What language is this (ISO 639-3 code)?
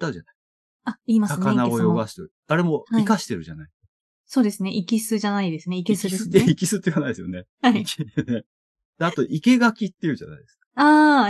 jpn